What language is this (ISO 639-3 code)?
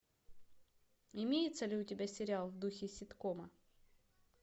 rus